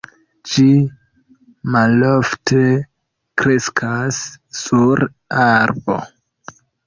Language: Esperanto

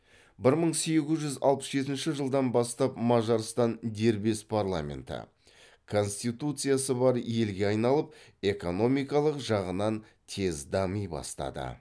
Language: Kazakh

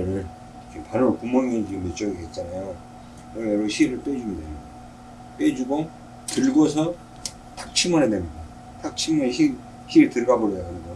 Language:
Korean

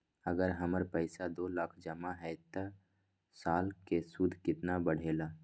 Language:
Magahi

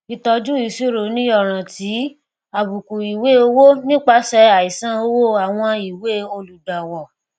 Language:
Yoruba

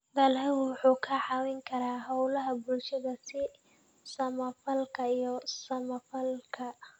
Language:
Somali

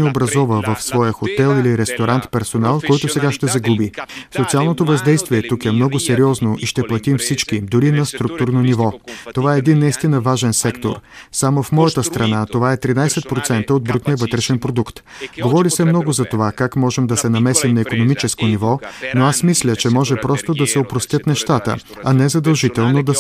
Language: Bulgarian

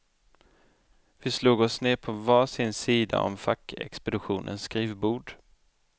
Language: Swedish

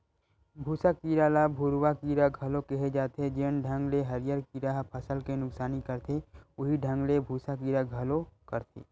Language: Chhattisgarhi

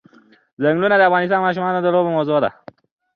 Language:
Pashto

